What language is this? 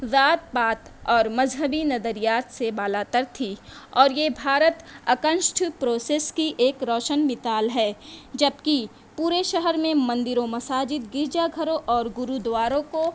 Urdu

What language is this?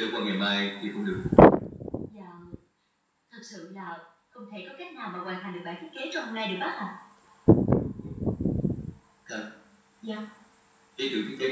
Vietnamese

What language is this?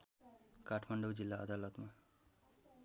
Nepali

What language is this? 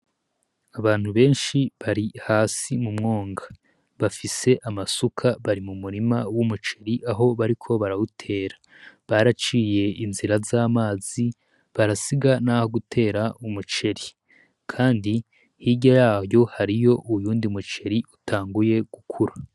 Rundi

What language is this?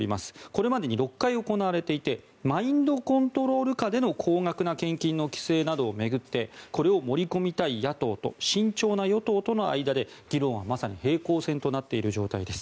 Japanese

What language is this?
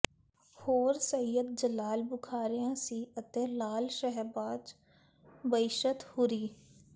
Punjabi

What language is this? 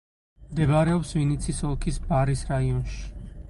Georgian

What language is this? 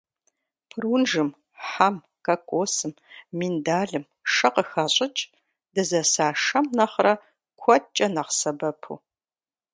Kabardian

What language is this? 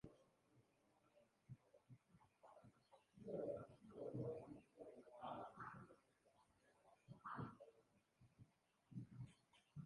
Basque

